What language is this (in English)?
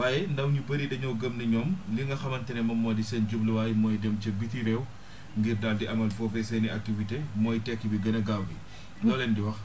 Wolof